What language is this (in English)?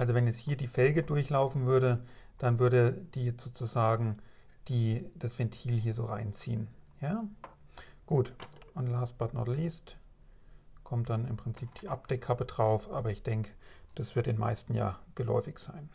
German